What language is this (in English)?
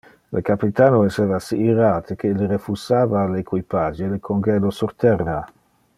Interlingua